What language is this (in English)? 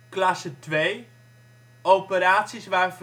Dutch